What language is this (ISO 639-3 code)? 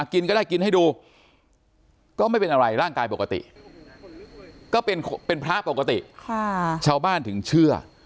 tha